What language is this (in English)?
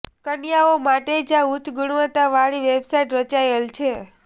Gujarati